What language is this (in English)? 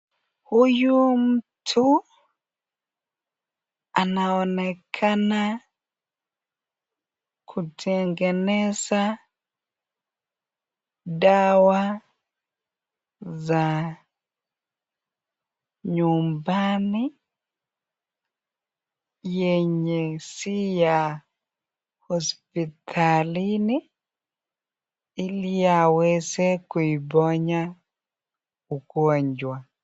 Swahili